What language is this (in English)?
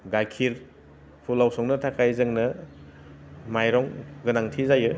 Bodo